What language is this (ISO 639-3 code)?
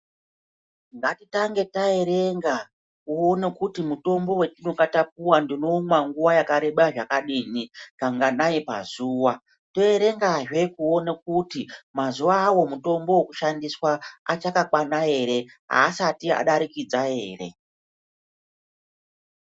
ndc